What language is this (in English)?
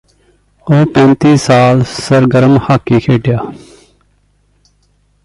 Punjabi